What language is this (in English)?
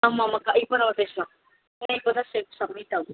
Tamil